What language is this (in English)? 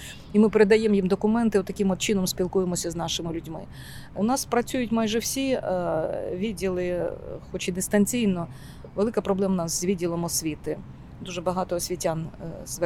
Ukrainian